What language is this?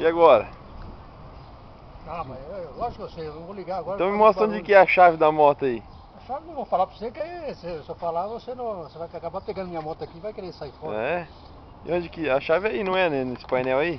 Portuguese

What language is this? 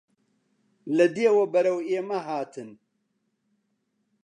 Central Kurdish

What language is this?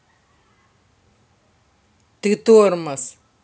Russian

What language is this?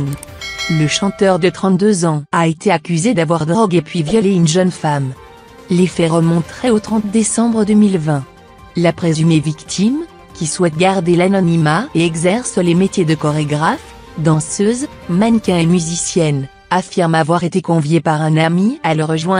French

